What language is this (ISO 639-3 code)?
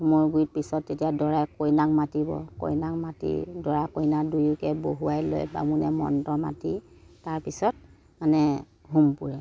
asm